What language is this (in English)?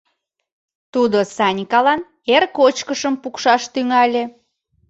Mari